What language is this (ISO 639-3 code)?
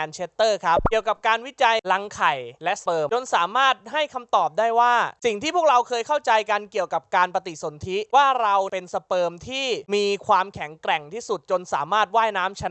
tha